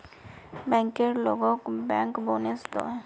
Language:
Magahi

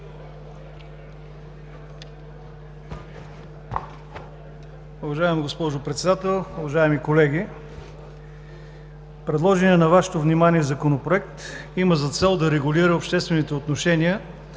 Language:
Bulgarian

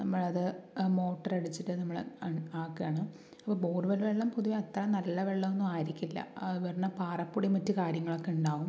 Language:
Malayalam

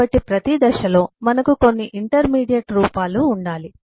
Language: Telugu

